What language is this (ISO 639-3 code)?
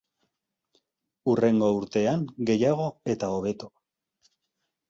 eus